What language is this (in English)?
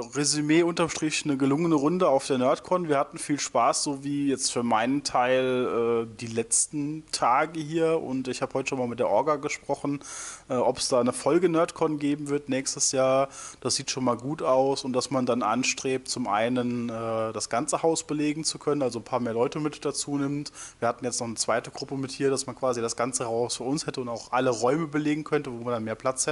German